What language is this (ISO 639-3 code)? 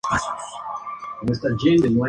spa